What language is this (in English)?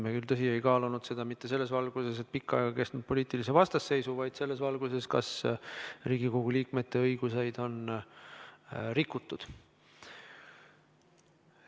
Estonian